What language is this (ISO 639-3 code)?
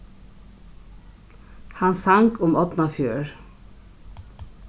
fao